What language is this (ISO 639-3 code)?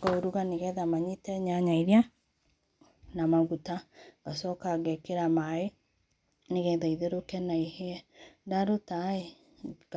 kik